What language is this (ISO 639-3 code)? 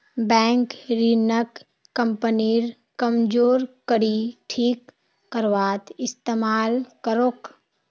mag